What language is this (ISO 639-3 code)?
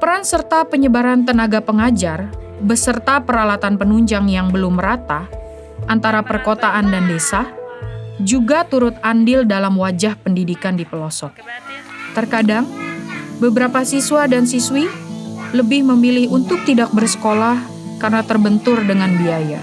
ind